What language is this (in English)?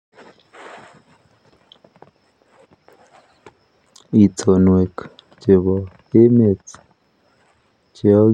Kalenjin